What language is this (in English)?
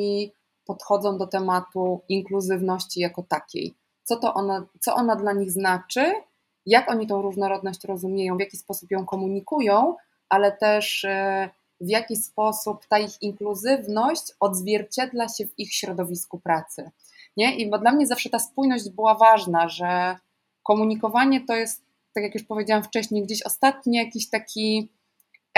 Polish